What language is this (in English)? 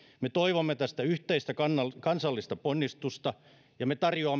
Finnish